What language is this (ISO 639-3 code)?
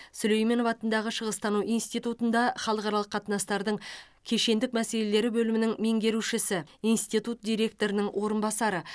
kaz